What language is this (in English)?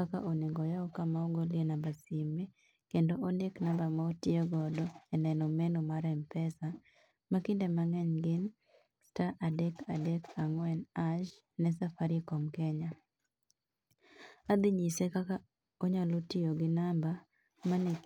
Luo (Kenya and Tanzania)